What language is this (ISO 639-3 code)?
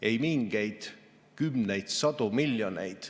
est